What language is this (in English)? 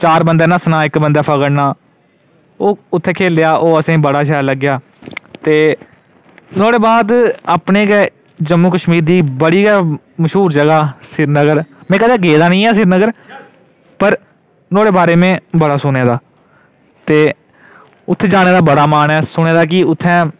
Dogri